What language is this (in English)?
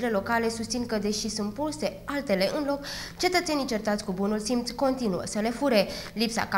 Romanian